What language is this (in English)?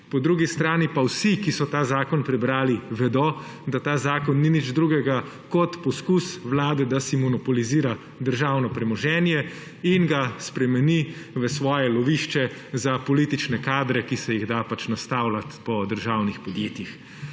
Slovenian